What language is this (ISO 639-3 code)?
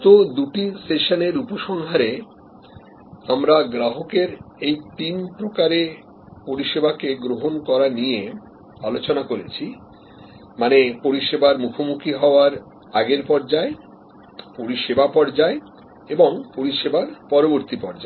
ben